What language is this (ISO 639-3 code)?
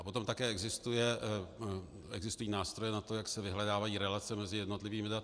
ces